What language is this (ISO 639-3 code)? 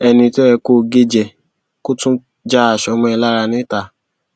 yor